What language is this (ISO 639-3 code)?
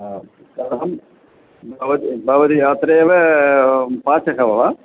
san